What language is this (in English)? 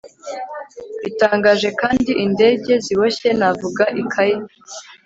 Kinyarwanda